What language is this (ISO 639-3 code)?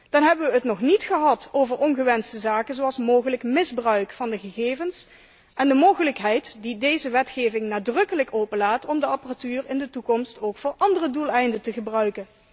nld